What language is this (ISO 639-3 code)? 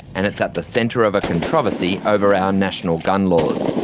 eng